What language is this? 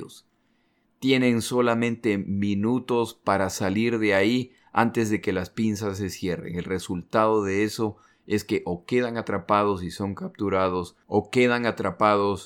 Spanish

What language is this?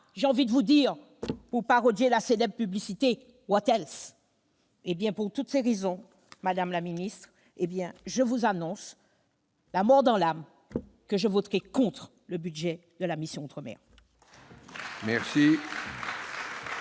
French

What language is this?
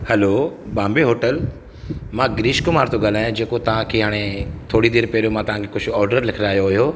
Sindhi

